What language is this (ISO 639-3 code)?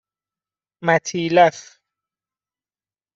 fas